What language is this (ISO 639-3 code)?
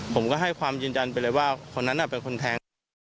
tha